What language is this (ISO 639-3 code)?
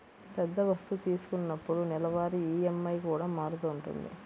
tel